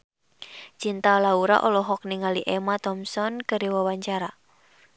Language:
Sundanese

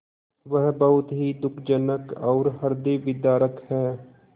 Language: Hindi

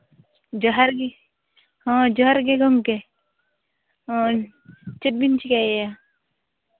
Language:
Santali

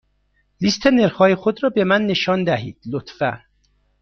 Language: Persian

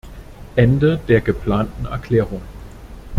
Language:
German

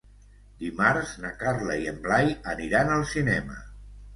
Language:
Catalan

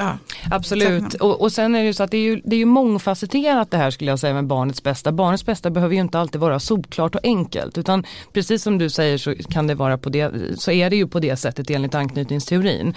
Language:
Swedish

